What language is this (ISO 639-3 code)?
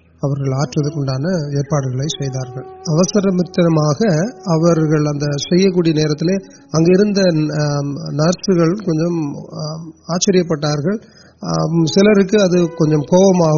urd